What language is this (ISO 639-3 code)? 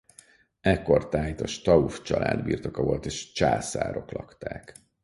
hun